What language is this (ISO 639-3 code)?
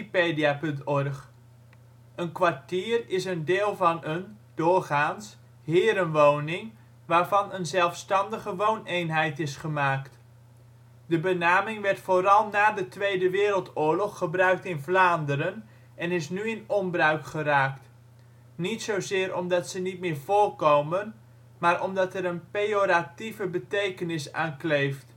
nld